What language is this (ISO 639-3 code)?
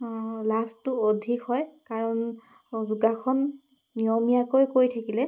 asm